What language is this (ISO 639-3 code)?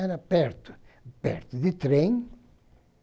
por